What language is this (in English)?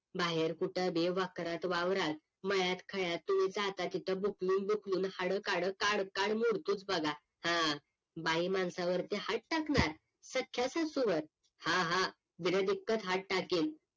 Marathi